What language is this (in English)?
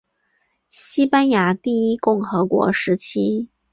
Chinese